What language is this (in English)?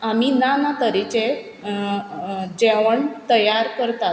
Konkani